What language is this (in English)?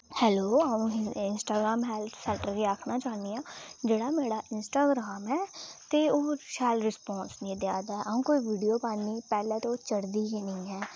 Dogri